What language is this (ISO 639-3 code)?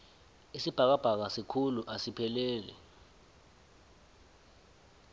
nbl